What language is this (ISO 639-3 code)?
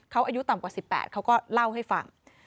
tha